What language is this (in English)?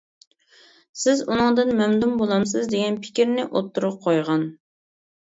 Uyghur